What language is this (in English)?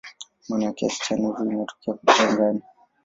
Swahili